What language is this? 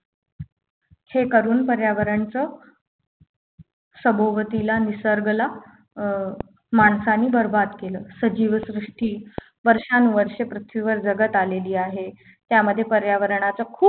Marathi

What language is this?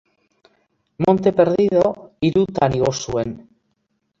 Basque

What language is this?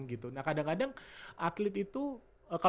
Indonesian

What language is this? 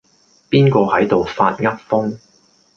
Cantonese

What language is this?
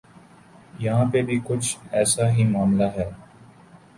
Urdu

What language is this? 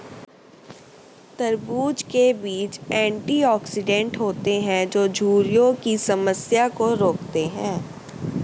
Hindi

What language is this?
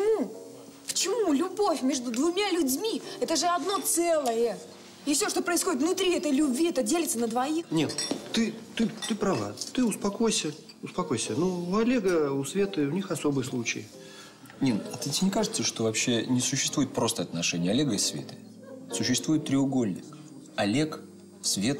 Russian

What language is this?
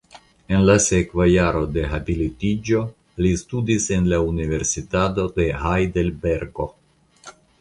Esperanto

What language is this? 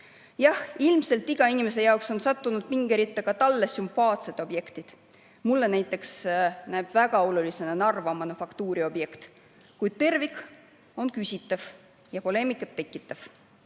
Estonian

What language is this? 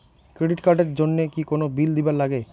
Bangla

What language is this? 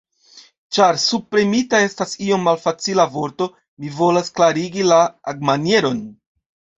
Esperanto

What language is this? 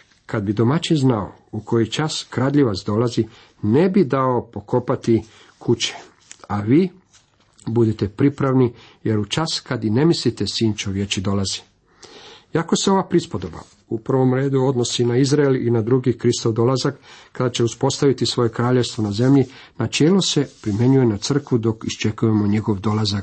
Croatian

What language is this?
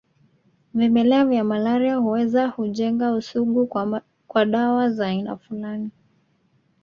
Swahili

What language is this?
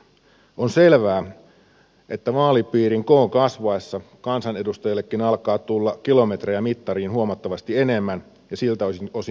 Finnish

